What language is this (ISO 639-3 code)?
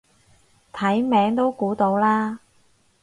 yue